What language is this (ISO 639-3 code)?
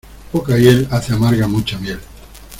spa